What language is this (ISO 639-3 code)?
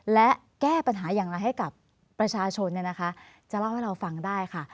tha